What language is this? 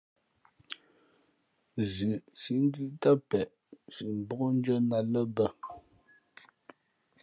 Fe'fe'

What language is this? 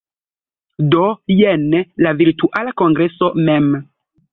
Esperanto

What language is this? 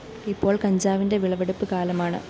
Malayalam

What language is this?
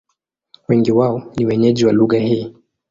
Swahili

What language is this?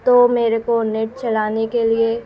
Urdu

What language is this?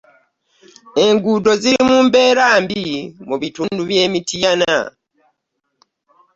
Ganda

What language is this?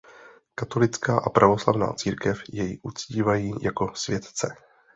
Czech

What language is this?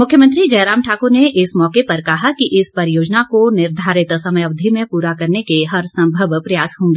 Hindi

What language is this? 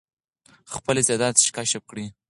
Pashto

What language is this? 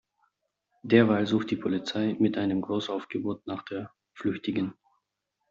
German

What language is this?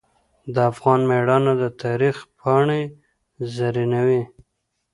Pashto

